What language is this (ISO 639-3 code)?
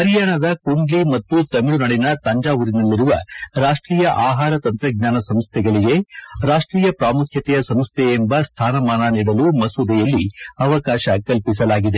kan